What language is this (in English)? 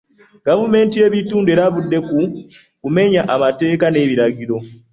Ganda